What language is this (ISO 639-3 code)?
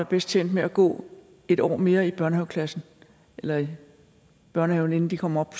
dan